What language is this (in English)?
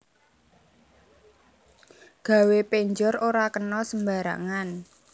Javanese